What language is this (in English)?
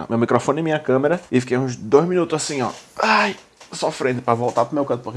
Portuguese